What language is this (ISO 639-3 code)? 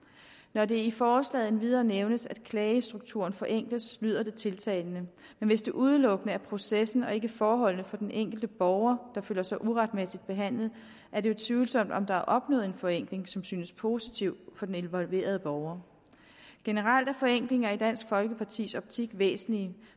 dan